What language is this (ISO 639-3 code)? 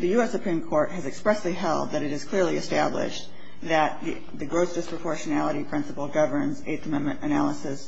eng